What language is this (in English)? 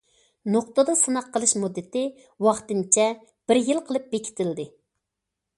Uyghur